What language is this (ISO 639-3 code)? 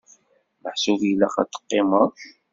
kab